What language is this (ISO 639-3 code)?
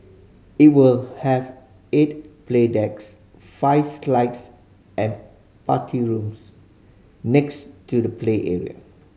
eng